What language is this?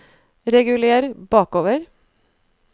Norwegian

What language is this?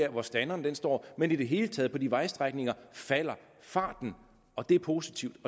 Danish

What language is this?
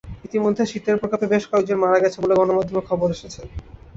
Bangla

